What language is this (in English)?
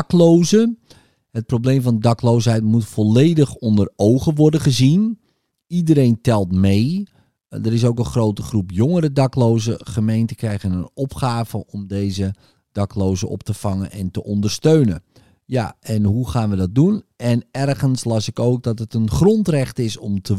Dutch